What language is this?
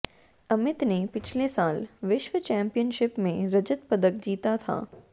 Hindi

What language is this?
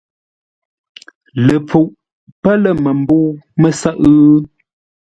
Ngombale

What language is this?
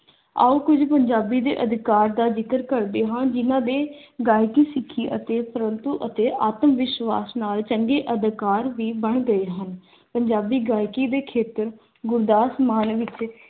Punjabi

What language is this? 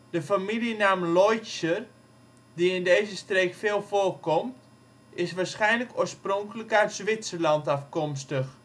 Dutch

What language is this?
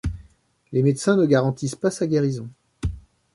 French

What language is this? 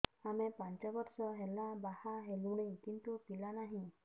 Odia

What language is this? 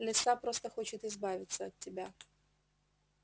Russian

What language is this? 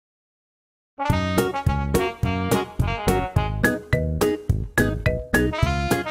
Korean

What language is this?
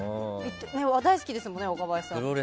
Japanese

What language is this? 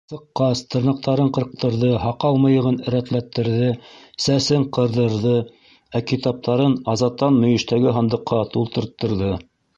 Bashkir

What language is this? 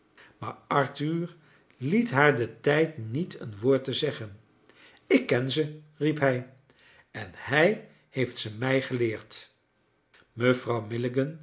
Dutch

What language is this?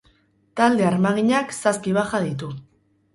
Basque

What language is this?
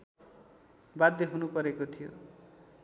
Nepali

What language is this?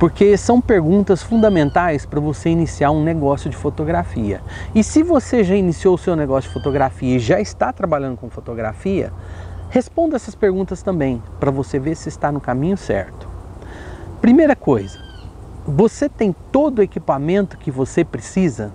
Portuguese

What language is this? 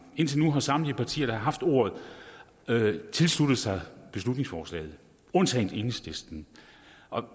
Danish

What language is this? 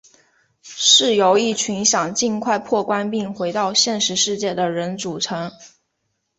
Chinese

